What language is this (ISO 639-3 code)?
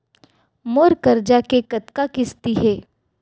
hne